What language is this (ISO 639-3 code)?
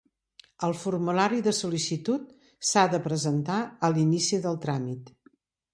cat